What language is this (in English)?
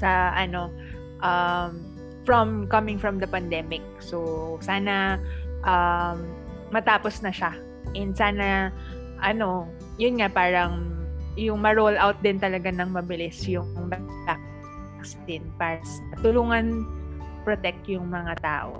Filipino